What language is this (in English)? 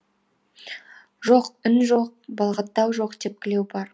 Kazakh